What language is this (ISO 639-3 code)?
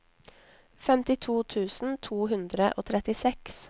nor